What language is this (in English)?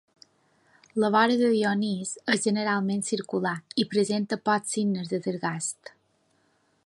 Catalan